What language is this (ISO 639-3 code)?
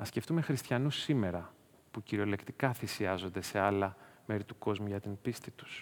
ell